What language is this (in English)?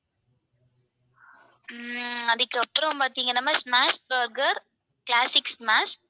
Tamil